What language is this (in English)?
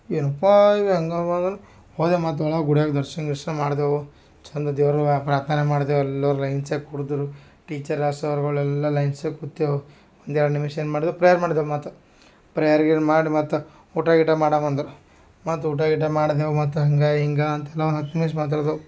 Kannada